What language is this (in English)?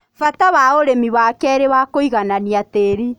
Kikuyu